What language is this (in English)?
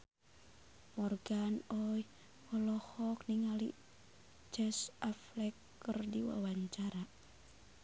Sundanese